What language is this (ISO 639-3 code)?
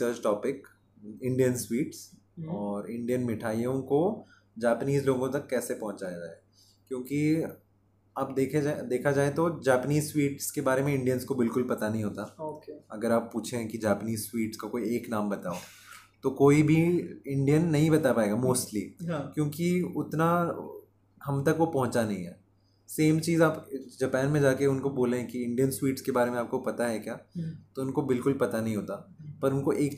hin